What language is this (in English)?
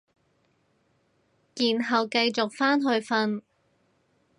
Cantonese